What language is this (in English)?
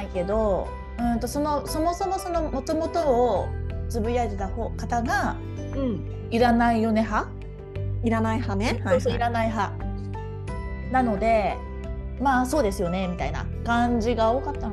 Japanese